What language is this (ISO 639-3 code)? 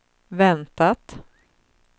swe